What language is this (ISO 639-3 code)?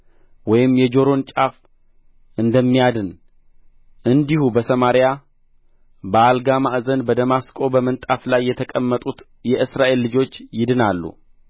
amh